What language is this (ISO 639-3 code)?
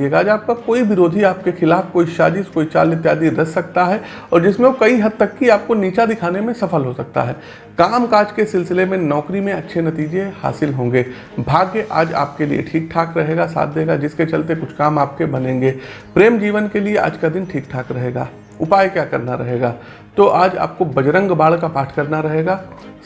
hin